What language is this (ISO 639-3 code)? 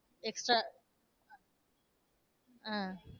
tam